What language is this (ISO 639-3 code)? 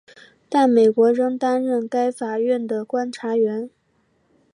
zho